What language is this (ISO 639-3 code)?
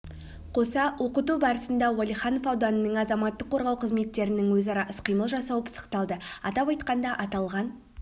kaz